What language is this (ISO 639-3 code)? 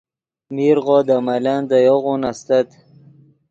ydg